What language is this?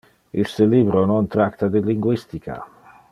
Interlingua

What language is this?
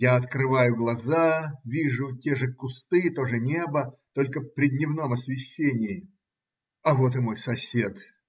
Russian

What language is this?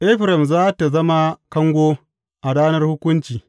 Hausa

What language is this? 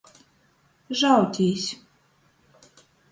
Latgalian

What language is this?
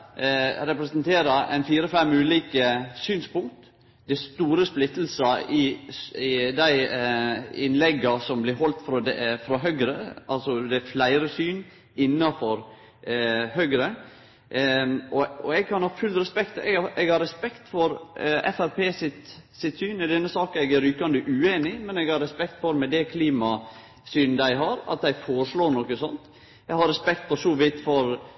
Norwegian Nynorsk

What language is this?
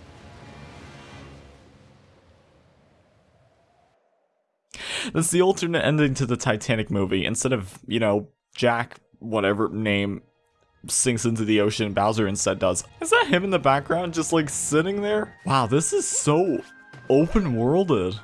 English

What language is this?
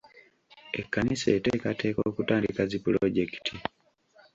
Ganda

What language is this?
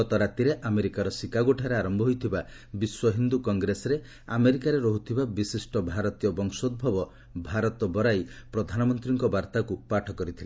Odia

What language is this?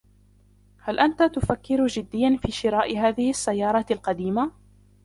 Arabic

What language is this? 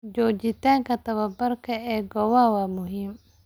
Somali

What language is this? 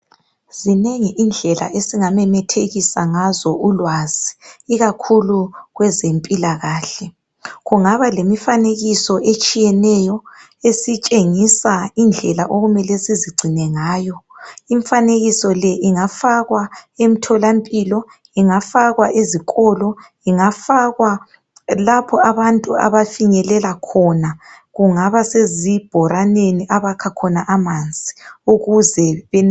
North Ndebele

